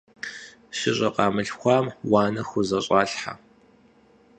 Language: Kabardian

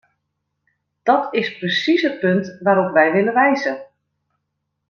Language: Dutch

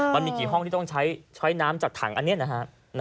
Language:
Thai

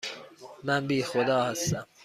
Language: Persian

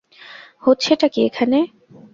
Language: Bangla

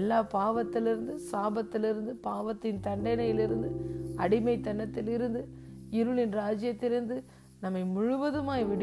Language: Tamil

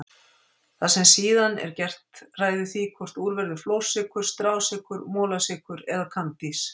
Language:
Icelandic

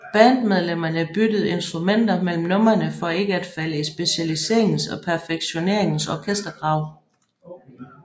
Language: Danish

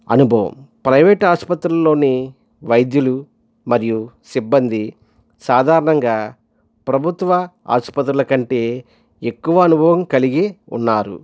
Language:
Telugu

